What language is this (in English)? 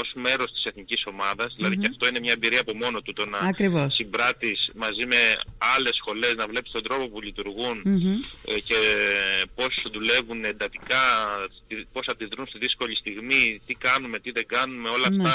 Greek